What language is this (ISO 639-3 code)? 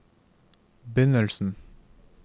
nor